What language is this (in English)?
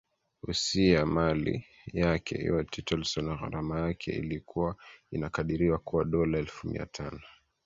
Swahili